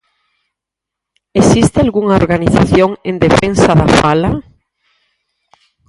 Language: Galician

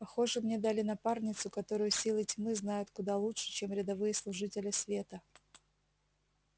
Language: Russian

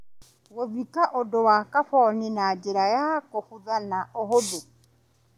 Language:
Kikuyu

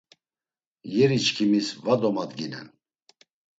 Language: Laz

